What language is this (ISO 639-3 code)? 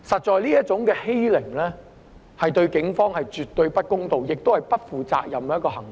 yue